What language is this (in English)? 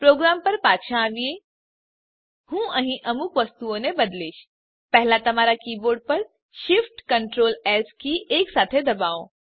Gujarati